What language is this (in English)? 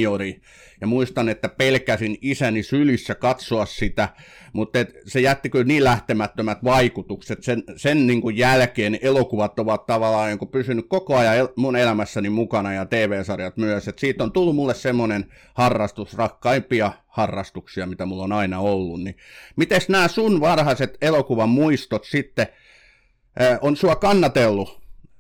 Finnish